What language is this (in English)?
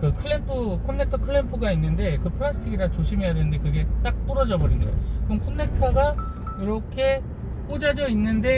Korean